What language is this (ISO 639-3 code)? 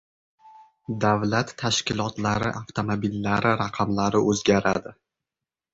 uzb